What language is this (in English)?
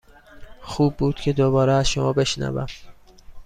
Persian